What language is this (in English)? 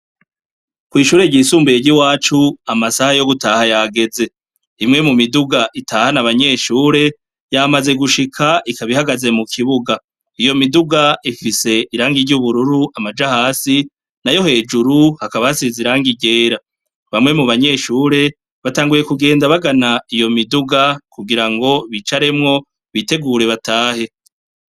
Rundi